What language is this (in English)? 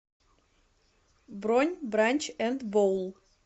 Russian